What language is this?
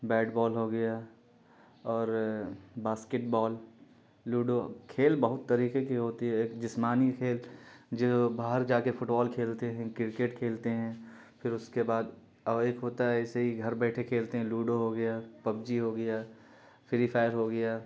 Urdu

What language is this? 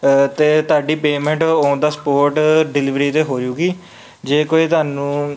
Punjabi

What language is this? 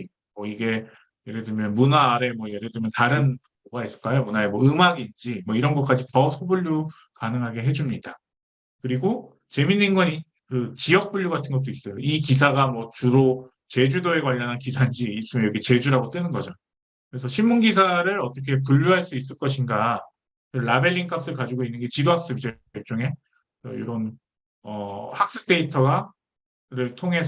Korean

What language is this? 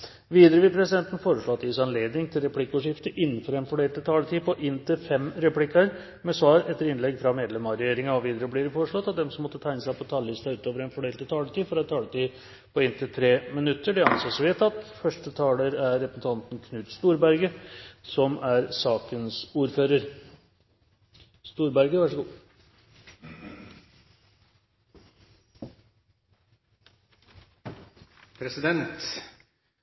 Norwegian Bokmål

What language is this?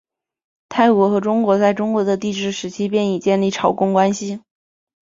Chinese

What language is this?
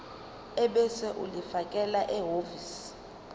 Zulu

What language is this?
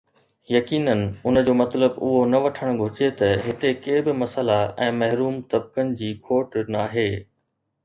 Sindhi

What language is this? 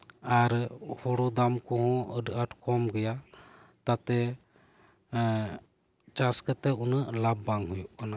Santali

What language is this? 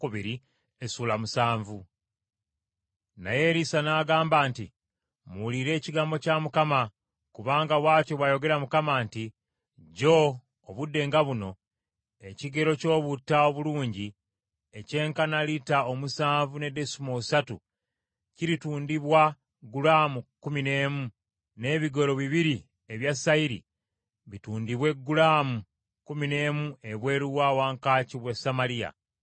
Ganda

